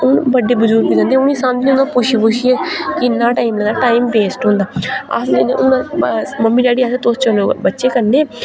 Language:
Dogri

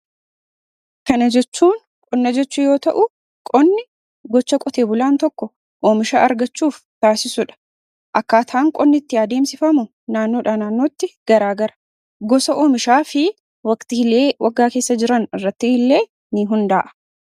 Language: Oromo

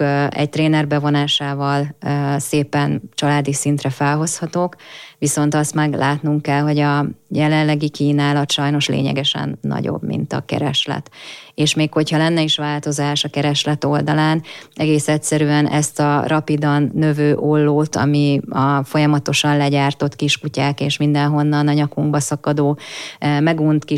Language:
Hungarian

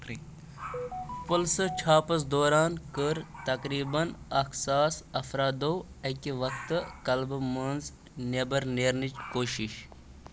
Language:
Kashmiri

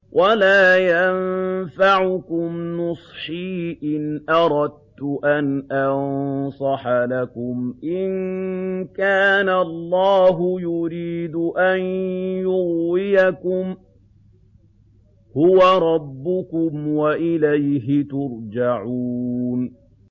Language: Arabic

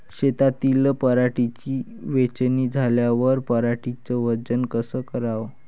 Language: Marathi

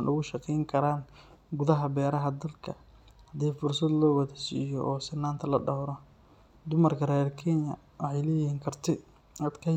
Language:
Somali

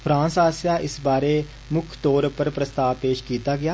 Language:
Dogri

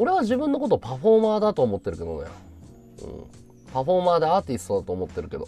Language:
Japanese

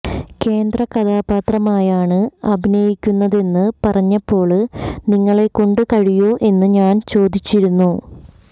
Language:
Malayalam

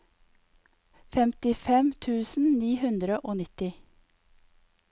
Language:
Norwegian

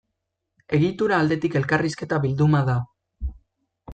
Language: Basque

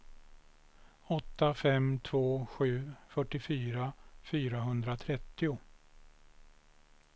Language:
Swedish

